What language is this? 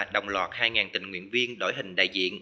Vietnamese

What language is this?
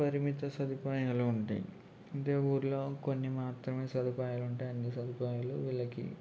Telugu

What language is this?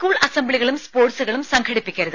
Malayalam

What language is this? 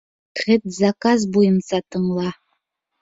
Bashkir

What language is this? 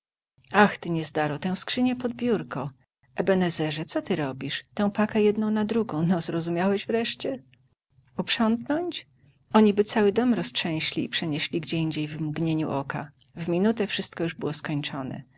Polish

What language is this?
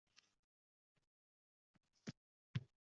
Uzbek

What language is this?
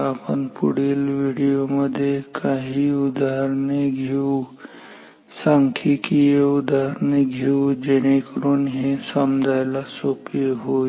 Marathi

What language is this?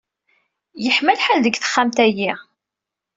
Kabyle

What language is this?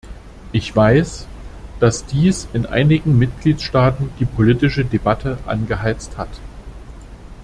German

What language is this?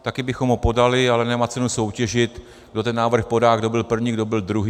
Czech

